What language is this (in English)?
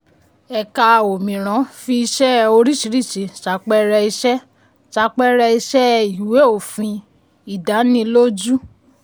Yoruba